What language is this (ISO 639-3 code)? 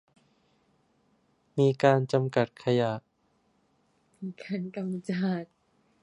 tha